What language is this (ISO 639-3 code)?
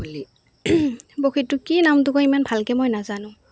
asm